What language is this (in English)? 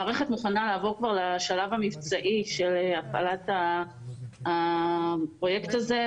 Hebrew